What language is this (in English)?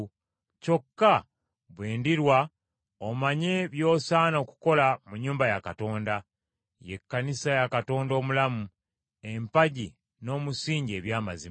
Ganda